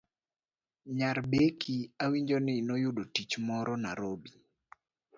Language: Luo (Kenya and Tanzania)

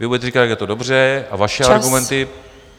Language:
Czech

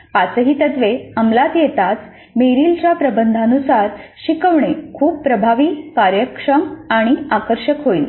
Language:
Marathi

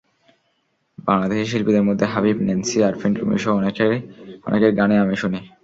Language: Bangla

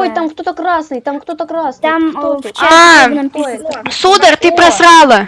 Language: Russian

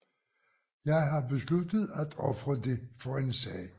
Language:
Danish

